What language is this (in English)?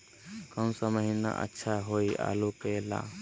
Magahi